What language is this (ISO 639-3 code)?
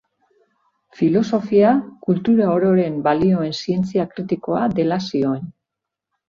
eus